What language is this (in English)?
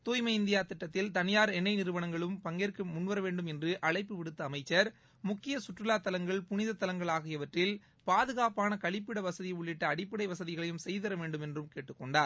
Tamil